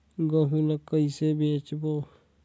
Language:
Chhattisgarhi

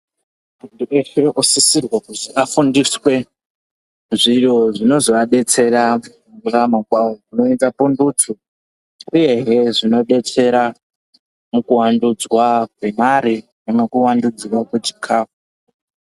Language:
Ndau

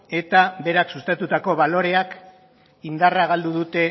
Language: Basque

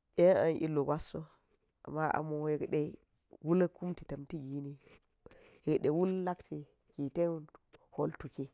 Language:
Geji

